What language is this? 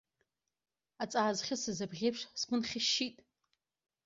Abkhazian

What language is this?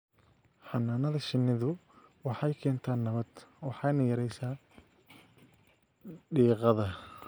Somali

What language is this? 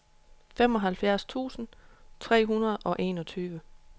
Danish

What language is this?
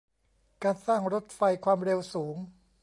Thai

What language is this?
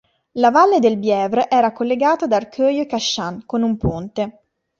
Italian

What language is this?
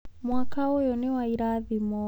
Kikuyu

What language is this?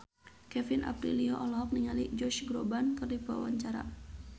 Sundanese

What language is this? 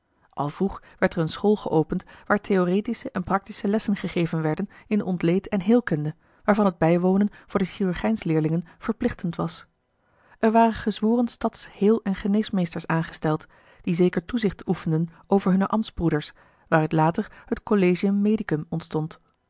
Dutch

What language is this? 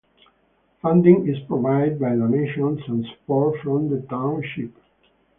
English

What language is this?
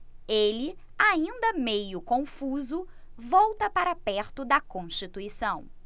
Portuguese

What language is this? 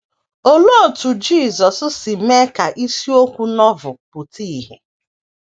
Igbo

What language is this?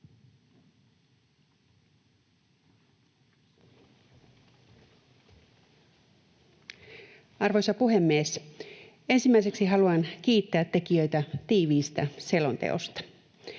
Finnish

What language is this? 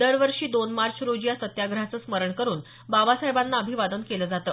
Marathi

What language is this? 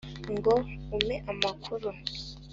Kinyarwanda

